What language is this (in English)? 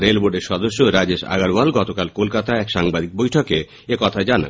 Bangla